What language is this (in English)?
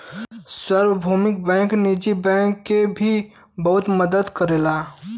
Bhojpuri